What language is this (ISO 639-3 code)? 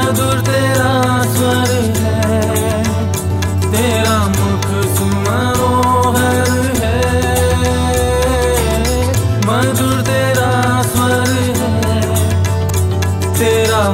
tel